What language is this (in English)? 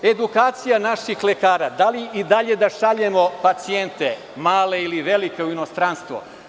Serbian